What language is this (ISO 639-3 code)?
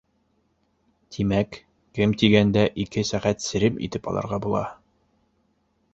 bak